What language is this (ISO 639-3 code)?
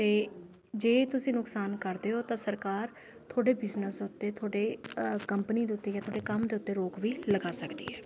pan